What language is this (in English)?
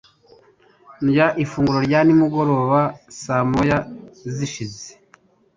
Kinyarwanda